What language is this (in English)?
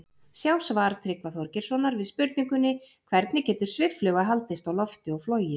Icelandic